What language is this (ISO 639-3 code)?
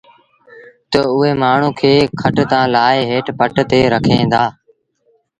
sbn